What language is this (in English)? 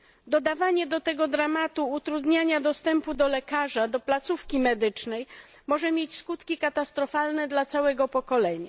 Polish